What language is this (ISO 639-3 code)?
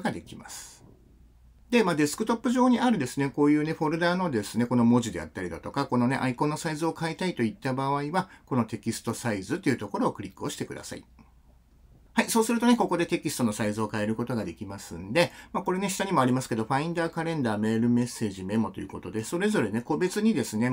jpn